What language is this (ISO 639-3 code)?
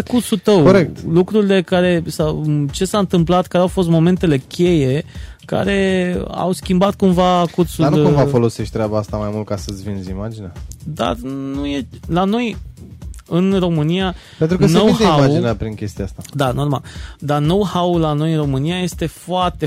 ron